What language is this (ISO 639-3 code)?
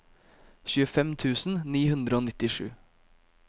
nor